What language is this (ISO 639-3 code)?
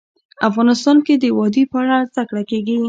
pus